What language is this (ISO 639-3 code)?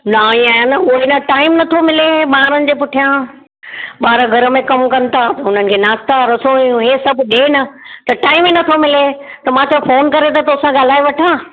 snd